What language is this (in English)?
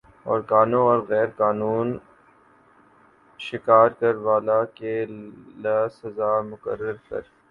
Urdu